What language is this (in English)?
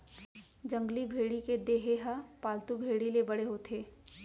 Chhattisgarhi